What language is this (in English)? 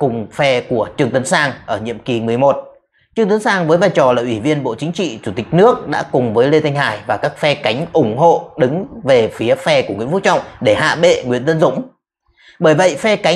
Vietnamese